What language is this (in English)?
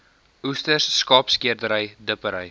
Afrikaans